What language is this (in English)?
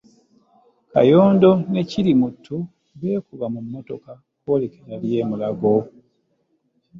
Ganda